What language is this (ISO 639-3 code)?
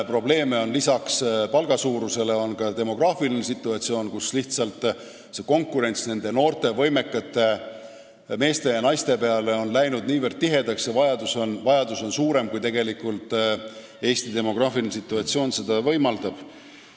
est